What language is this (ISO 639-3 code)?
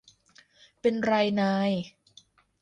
tha